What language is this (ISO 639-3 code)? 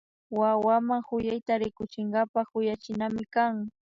qvi